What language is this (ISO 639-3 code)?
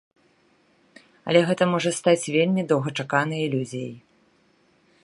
bel